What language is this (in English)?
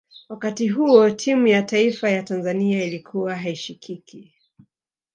Swahili